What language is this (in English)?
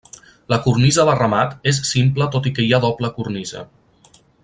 Catalan